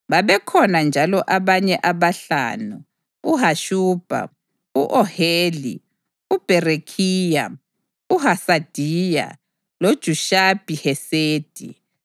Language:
North Ndebele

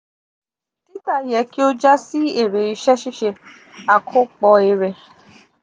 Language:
Yoruba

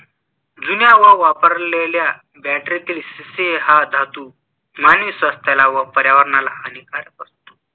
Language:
Marathi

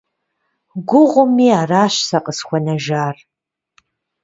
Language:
Kabardian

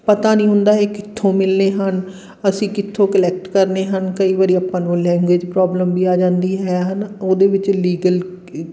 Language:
Punjabi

